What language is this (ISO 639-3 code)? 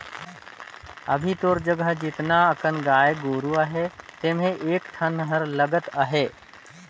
hne